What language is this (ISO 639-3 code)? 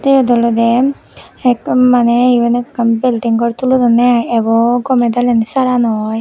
ccp